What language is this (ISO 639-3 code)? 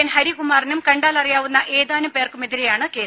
mal